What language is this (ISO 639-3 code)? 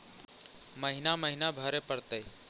mag